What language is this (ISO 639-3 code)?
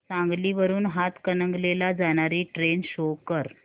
mar